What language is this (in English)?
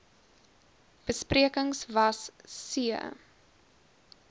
Afrikaans